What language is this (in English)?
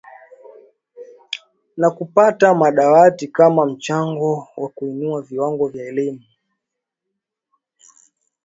Swahili